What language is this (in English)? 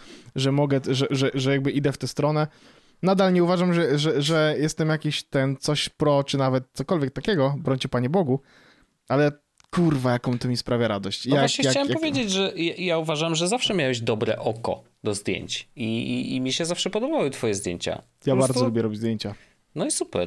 Polish